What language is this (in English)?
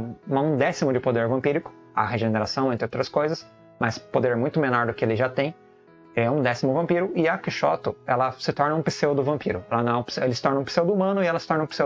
Portuguese